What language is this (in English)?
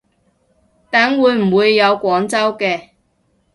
Cantonese